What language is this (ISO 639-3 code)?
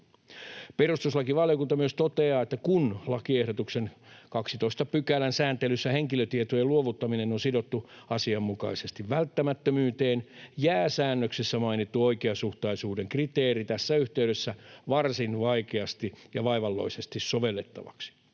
fin